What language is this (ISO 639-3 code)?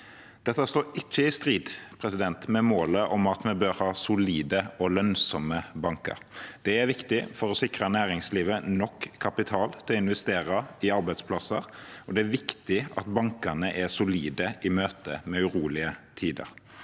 nor